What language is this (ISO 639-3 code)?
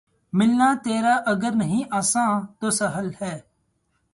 urd